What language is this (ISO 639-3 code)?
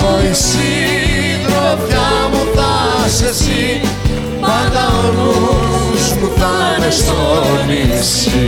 ell